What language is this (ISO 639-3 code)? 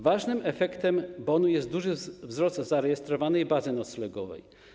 pol